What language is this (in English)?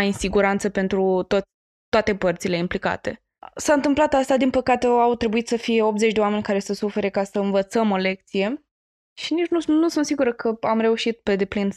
Romanian